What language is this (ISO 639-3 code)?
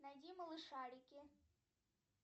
rus